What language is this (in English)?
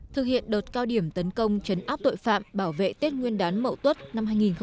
Vietnamese